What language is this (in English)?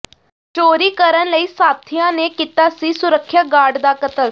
Punjabi